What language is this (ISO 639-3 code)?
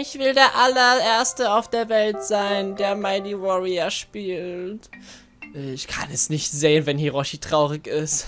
deu